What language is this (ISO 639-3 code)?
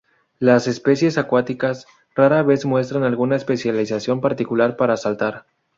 spa